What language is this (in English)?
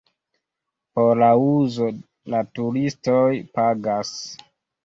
Esperanto